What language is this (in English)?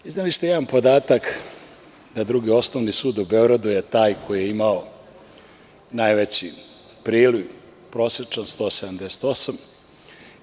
Serbian